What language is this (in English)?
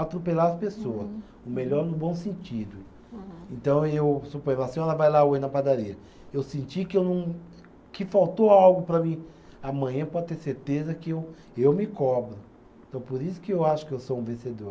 Portuguese